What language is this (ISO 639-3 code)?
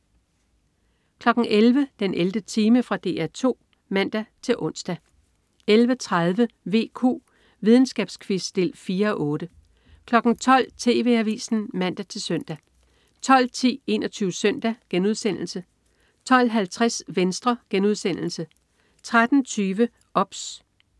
dan